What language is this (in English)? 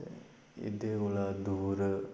Dogri